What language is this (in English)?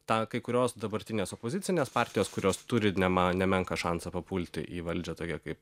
Lithuanian